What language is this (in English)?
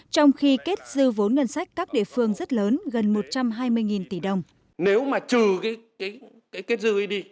Vietnamese